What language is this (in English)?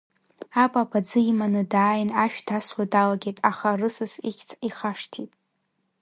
Abkhazian